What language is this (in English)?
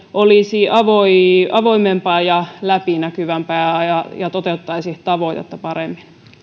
Finnish